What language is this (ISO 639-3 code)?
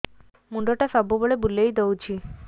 ori